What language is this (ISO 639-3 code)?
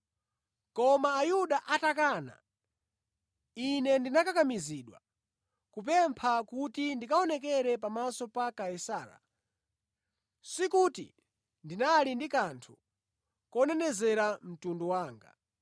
nya